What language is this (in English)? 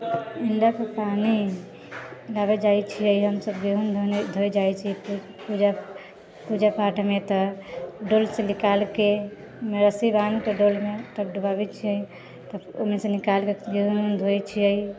Maithili